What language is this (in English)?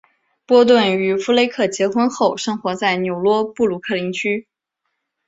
Chinese